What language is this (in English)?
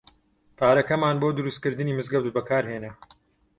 Central Kurdish